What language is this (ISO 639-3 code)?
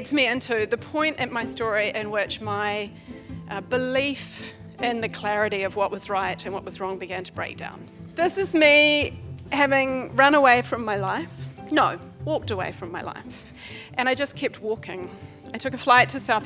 eng